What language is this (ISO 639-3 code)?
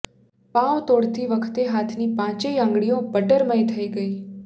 guj